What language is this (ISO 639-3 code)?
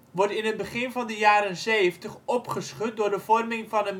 nld